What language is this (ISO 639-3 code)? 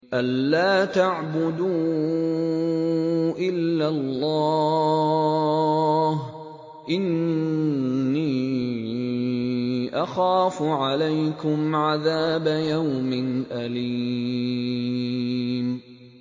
ara